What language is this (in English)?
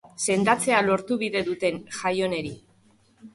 Basque